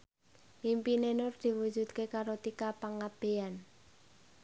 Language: Javanese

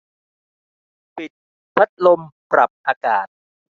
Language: Thai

